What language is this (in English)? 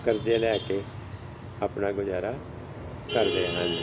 Punjabi